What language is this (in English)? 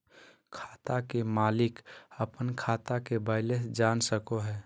Magahi